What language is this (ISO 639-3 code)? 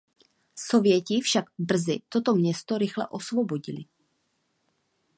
ces